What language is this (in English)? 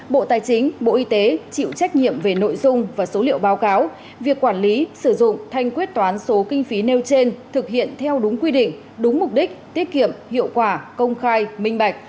Vietnamese